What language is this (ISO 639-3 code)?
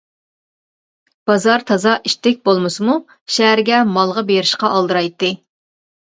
uig